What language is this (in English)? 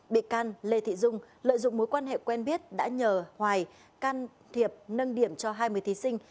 Vietnamese